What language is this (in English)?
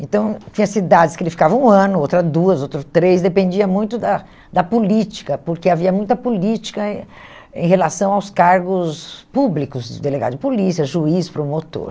Portuguese